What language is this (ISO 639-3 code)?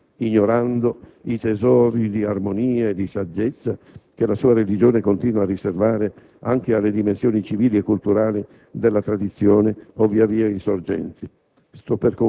ita